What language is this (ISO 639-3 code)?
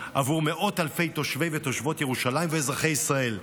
heb